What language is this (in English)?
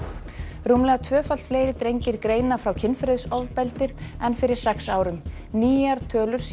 Icelandic